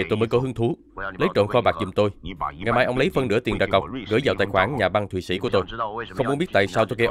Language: Vietnamese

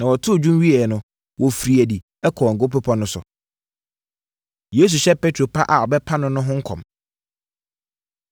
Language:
Akan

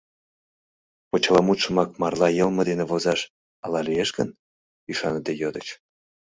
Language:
Mari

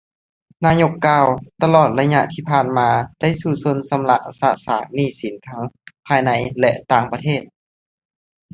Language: Lao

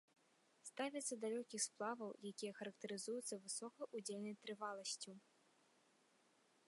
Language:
Belarusian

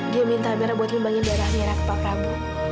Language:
Indonesian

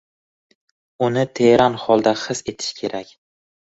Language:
Uzbek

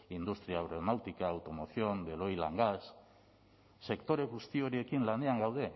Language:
Basque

